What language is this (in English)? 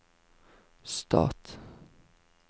Norwegian